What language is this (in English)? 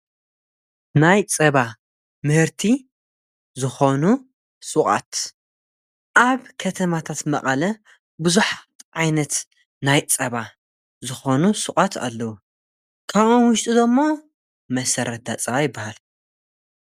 Tigrinya